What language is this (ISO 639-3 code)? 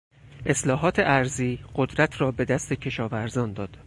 fas